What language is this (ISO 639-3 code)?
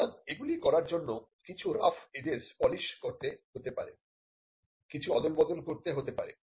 ben